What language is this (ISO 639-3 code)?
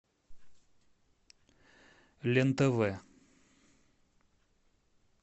rus